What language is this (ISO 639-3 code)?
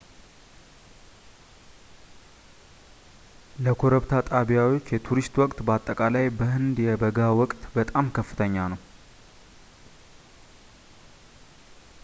amh